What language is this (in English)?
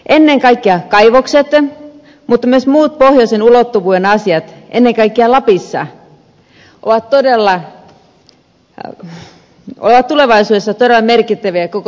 Finnish